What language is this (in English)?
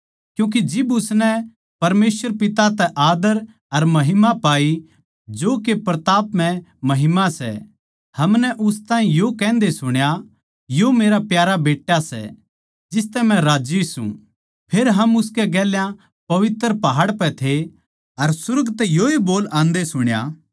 Haryanvi